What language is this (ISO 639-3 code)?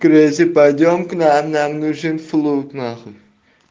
rus